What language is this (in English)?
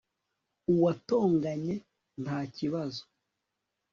Kinyarwanda